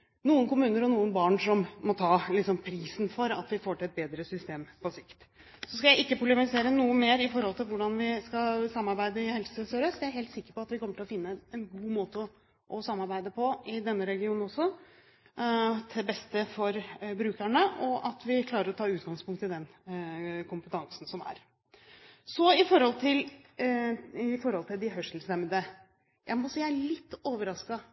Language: Norwegian Bokmål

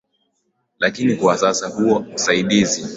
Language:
Swahili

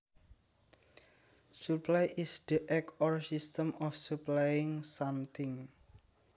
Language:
Javanese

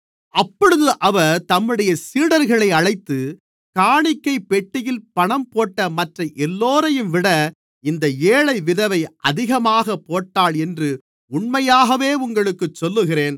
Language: Tamil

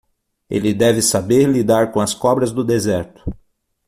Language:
Portuguese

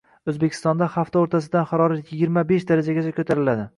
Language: Uzbek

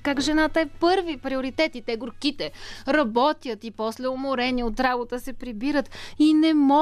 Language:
Bulgarian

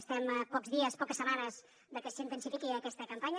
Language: Catalan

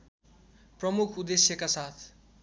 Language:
Nepali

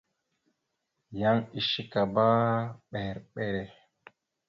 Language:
Mada (Cameroon)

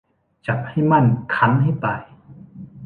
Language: Thai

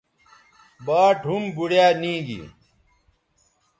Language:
Bateri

